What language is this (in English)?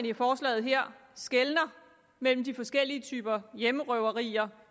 Danish